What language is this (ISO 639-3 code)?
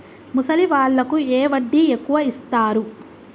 tel